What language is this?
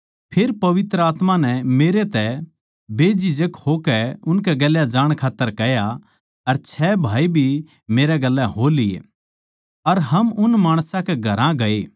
Haryanvi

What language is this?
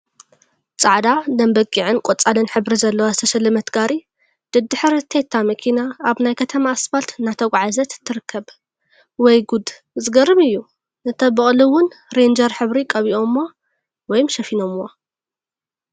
Tigrinya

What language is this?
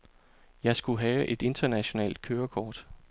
Danish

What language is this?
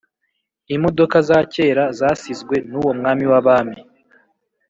Kinyarwanda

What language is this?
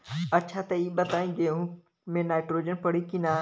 Bhojpuri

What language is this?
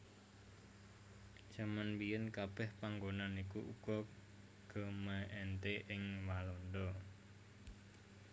Javanese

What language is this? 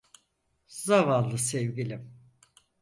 Turkish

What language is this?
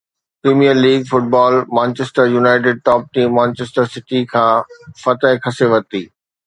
Sindhi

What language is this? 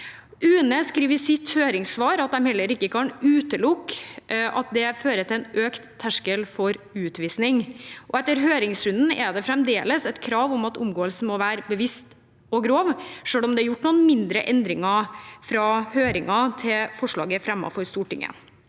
Norwegian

